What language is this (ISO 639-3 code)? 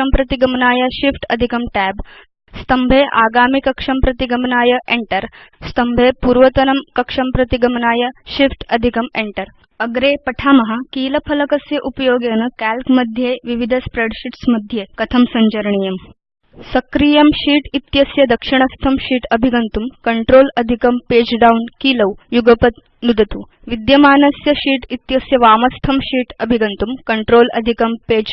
nld